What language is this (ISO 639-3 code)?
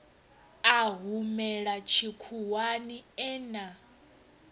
ven